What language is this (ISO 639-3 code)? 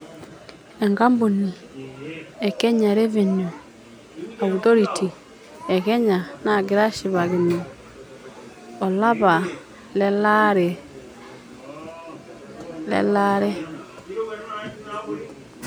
mas